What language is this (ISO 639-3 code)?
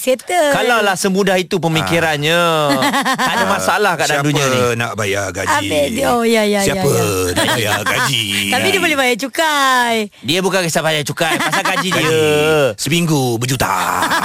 msa